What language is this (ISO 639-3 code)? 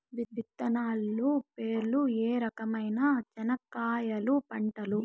tel